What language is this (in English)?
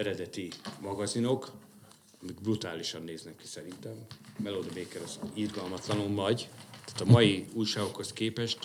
Hungarian